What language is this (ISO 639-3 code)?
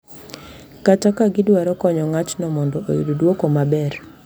luo